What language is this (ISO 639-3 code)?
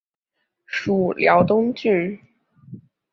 zho